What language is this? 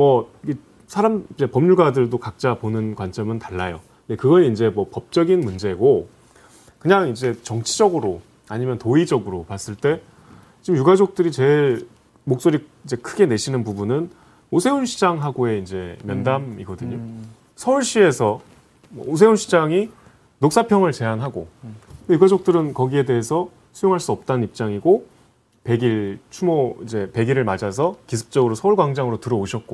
Korean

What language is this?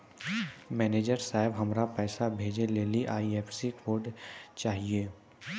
Maithili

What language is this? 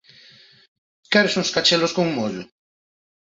Galician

